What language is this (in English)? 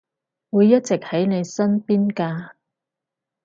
Cantonese